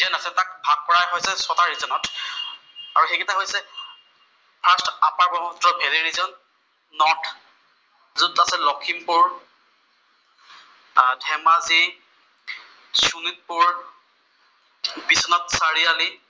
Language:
Assamese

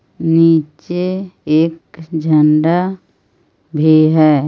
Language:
Hindi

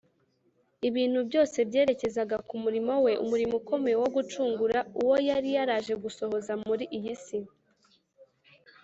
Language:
Kinyarwanda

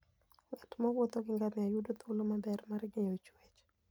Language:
Luo (Kenya and Tanzania)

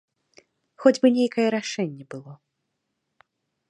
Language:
Belarusian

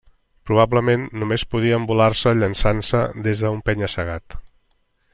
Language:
Catalan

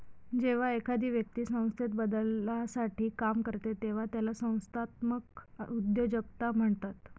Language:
Marathi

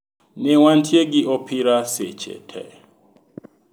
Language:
Luo (Kenya and Tanzania)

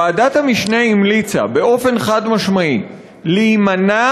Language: Hebrew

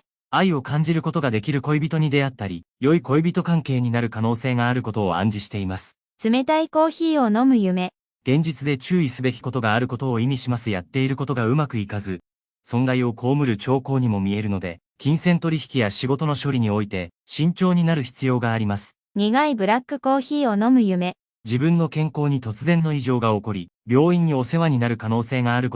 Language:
Japanese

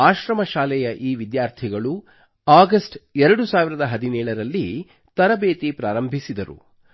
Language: Kannada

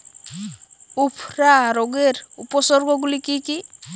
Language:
Bangla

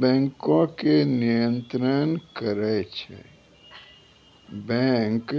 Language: Maithili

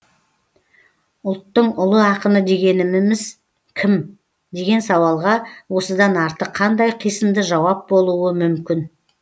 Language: Kazakh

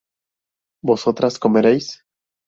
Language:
Spanish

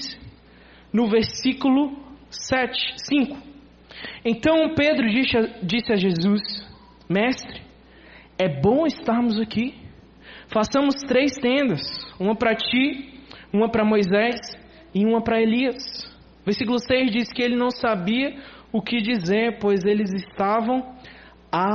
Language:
Portuguese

